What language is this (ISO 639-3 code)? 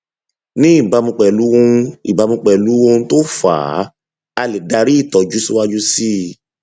yor